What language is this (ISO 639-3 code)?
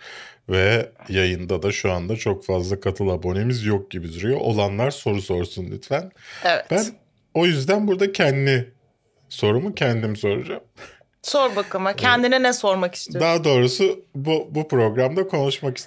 tur